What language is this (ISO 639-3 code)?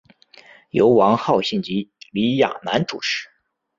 zho